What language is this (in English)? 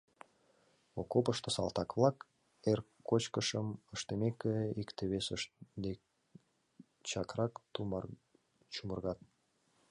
Mari